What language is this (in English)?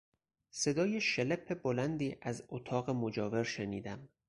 Persian